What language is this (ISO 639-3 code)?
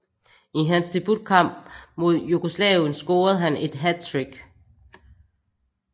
dan